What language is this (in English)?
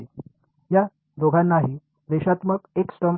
Marathi